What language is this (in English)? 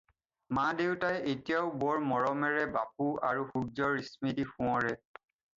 Assamese